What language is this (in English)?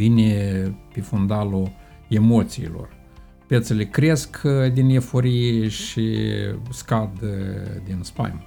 Romanian